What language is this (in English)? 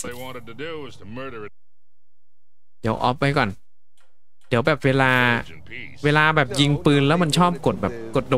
Thai